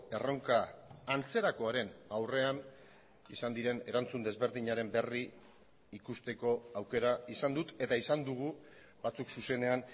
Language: Basque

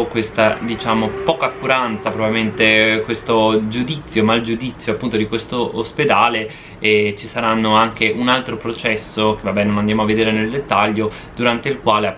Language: Italian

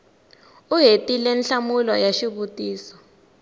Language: Tsonga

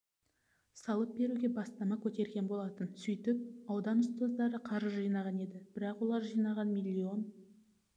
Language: Kazakh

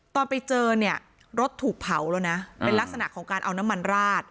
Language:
Thai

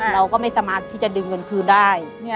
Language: Thai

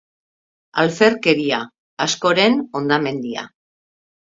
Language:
Basque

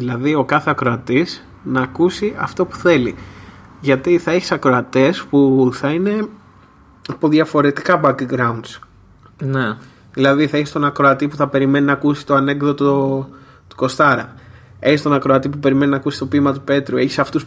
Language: Greek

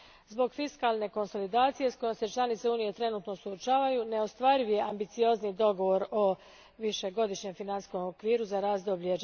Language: Croatian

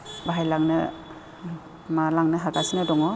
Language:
Bodo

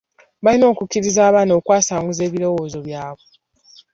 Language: Ganda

